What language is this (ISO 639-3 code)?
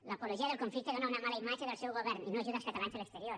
cat